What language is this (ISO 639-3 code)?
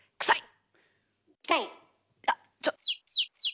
jpn